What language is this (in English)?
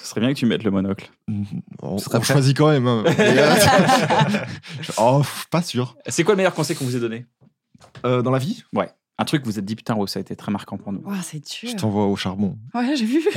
French